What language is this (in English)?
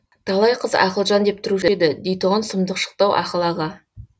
Kazakh